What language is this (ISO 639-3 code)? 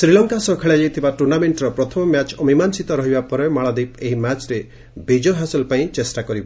ori